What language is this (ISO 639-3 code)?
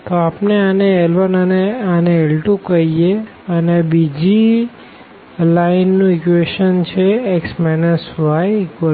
guj